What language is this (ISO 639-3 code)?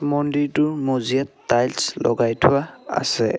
asm